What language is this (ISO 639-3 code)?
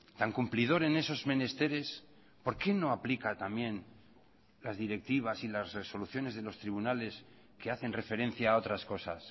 spa